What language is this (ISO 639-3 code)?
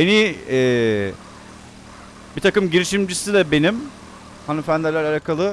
tur